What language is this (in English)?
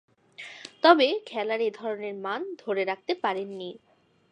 Bangla